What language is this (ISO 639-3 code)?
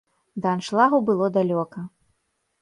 bel